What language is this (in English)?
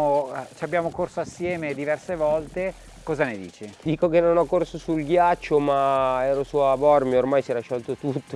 Italian